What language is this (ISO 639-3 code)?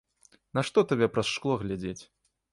bel